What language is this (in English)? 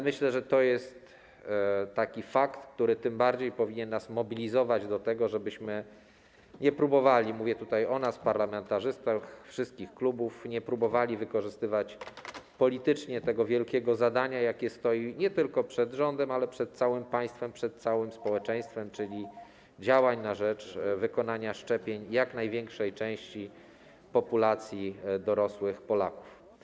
Polish